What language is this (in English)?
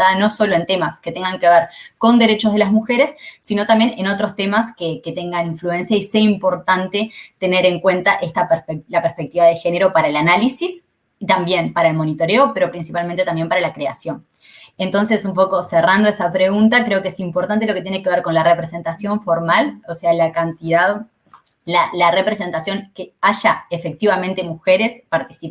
Spanish